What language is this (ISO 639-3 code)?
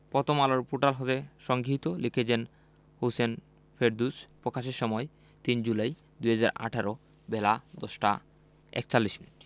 ben